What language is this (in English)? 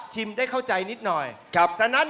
Thai